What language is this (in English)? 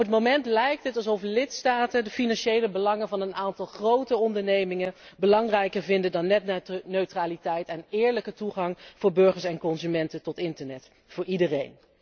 Dutch